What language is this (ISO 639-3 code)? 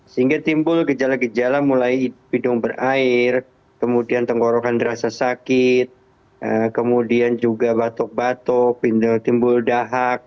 ind